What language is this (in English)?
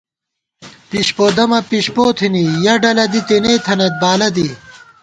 Gawar-Bati